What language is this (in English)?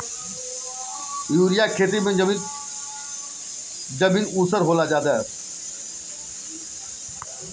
Bhojpuri